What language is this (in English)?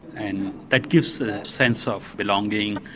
English